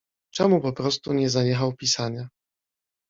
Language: Polish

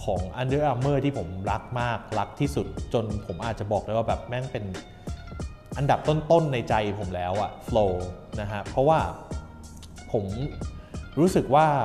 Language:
Thai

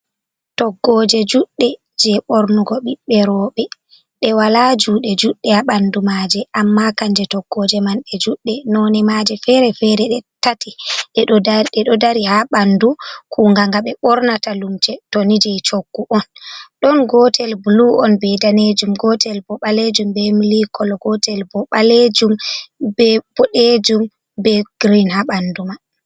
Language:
Fula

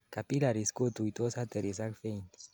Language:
Kalenjin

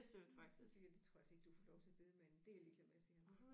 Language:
Danish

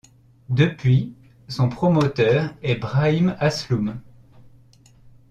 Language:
French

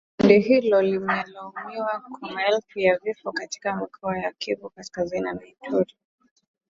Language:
Swahili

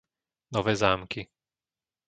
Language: Slovak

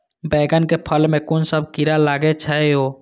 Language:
Maithili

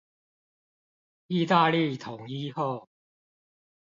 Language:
Chinese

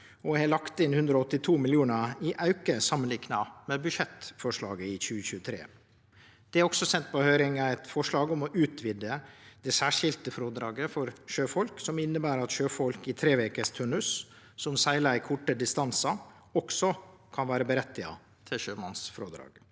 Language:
Norwegian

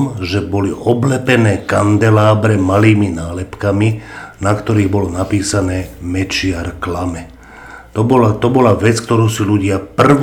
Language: Slovak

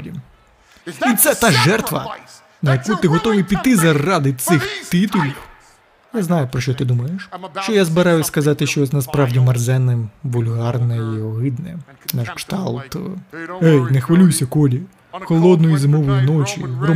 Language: Ukrainian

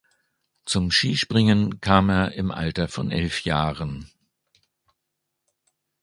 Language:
German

